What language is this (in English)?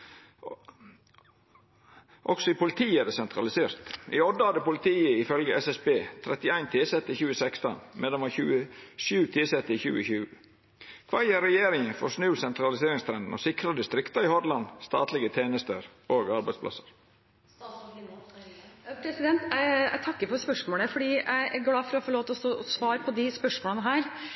Norwegian